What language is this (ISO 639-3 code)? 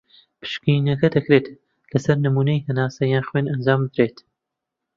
ckb